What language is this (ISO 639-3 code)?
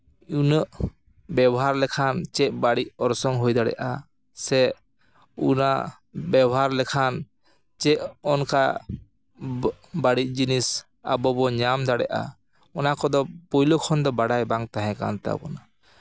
sat